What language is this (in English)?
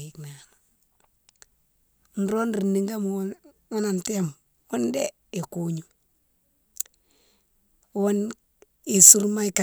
Mansoanka